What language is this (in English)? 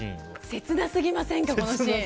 Japanese